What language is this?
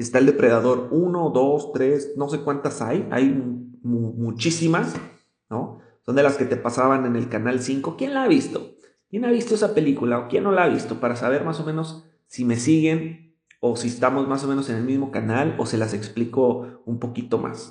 Spanish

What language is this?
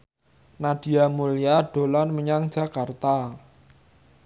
Javanese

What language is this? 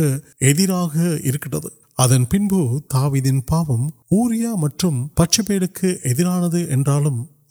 Urdu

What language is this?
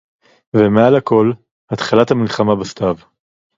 Hebrew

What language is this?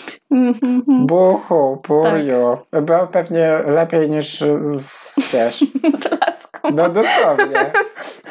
Polish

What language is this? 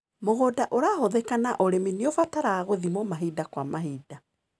Kikuyu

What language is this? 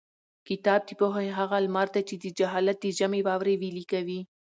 Pashto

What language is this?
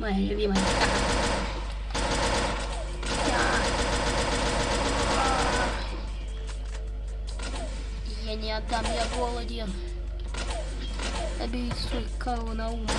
Russian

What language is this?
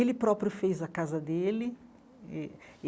Portuguese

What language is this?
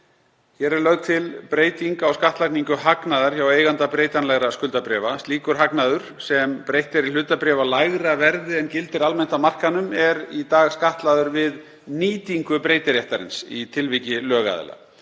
Icelandic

